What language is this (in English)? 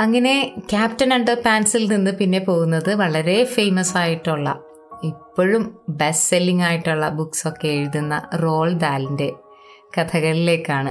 Malayalam